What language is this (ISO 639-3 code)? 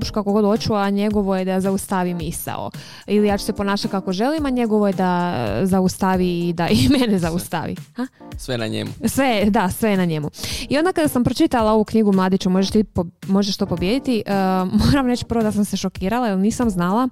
hrv